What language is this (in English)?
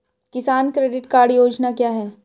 Hindi